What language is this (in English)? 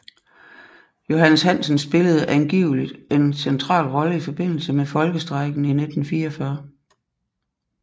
Danish